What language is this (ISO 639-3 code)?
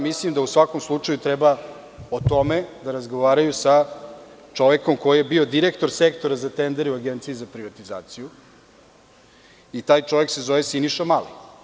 srp